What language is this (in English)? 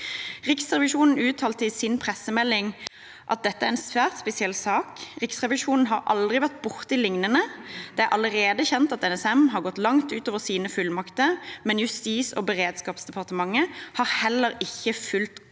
Norwegian